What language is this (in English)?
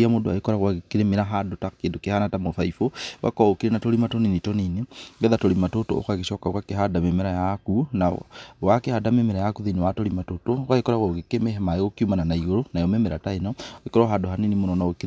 Kikuyu